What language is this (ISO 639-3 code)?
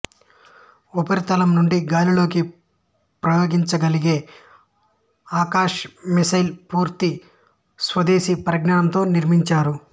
tel